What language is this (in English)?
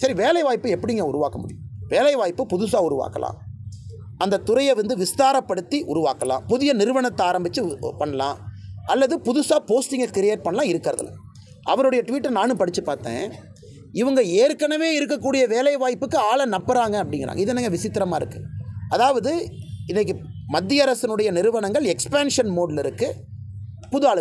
Portuguese